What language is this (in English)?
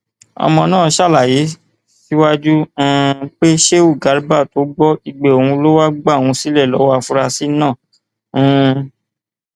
Yoruba